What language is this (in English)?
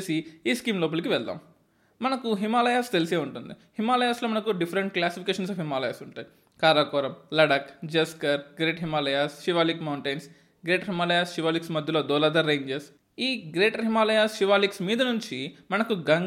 Telugu